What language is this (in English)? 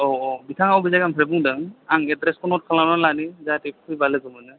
Bodo